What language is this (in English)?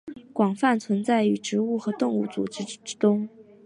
Chinese